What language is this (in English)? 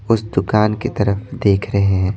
Hindi